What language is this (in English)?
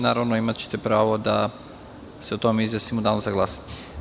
Serbian